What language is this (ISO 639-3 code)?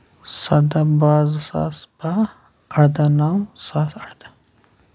kas